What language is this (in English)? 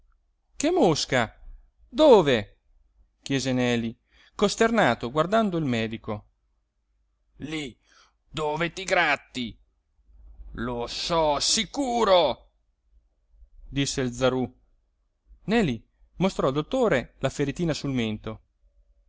Italian